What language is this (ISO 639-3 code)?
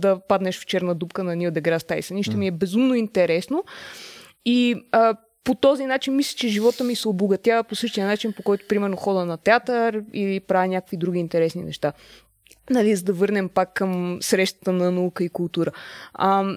bul